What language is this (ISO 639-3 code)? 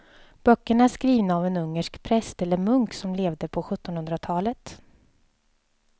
swe